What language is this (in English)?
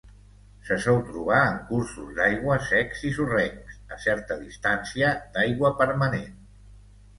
Catalan